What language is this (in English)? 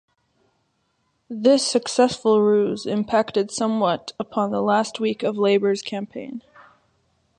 English